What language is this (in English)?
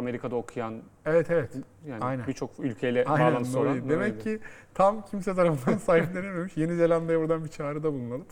Turkish